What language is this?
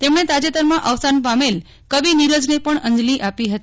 Gujarati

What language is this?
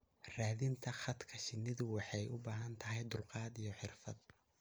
Somali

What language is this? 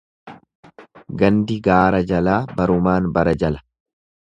Oromo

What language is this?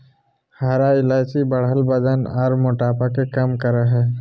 Magahi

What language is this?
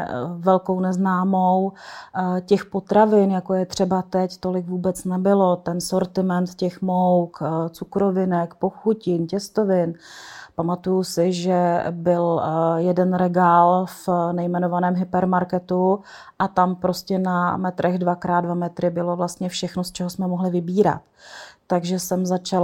Czech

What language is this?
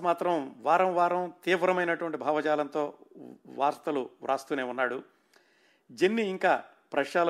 Telugu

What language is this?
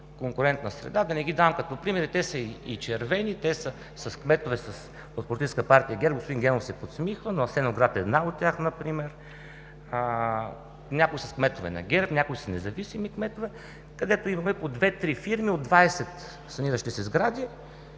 Bulgarian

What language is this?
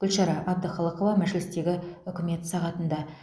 Kazakh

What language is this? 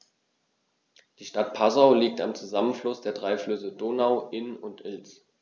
German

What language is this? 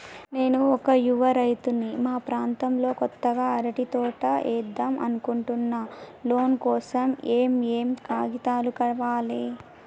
Telugu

